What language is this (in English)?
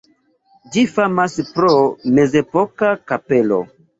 Esperanto